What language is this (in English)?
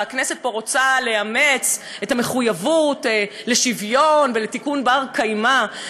Hebrew